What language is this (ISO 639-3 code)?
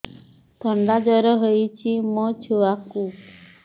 ori